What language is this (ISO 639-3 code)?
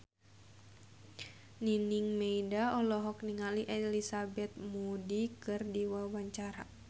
sun